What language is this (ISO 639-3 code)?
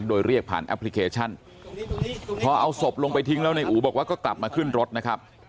tha